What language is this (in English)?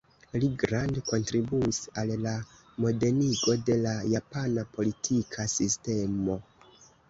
Esperanto